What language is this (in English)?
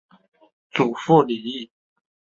Chinese